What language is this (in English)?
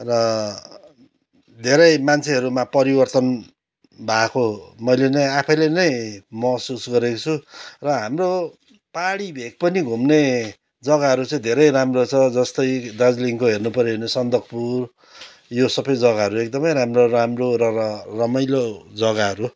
Nepali